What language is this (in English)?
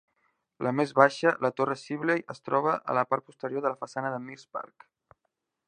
Catalan